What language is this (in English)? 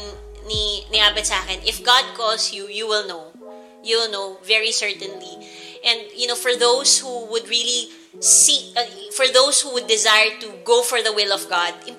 Filipino